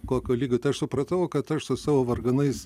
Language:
Lithuanian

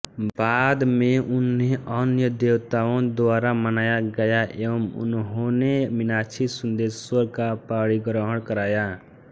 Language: Hindi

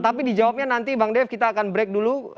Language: Indonesian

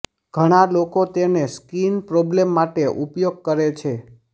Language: Gujarati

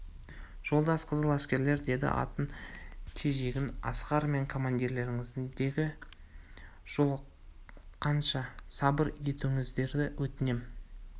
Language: Kazakh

